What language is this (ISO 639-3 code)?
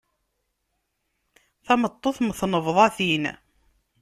kab